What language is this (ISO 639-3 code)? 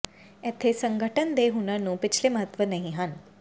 pan